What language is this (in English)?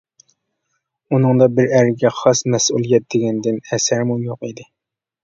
Uyghur